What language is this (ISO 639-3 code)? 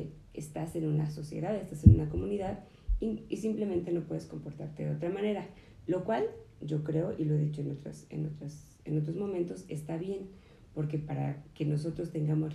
spa